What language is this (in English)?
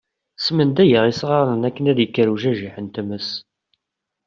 Kabyle